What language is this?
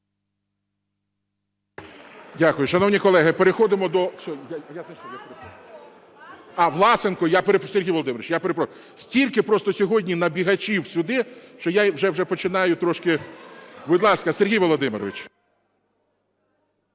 Ukrainian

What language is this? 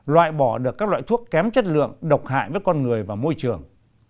Vietnamese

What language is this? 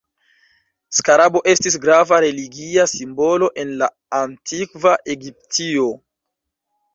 Esperanto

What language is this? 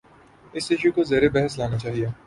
Urdu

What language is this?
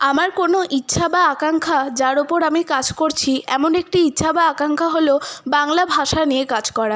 Bangla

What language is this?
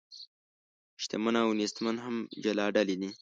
Pashto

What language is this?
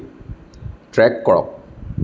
Assamese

